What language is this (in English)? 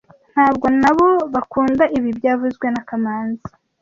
Kinyarwanda